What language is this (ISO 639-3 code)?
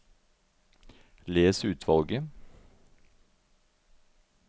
nor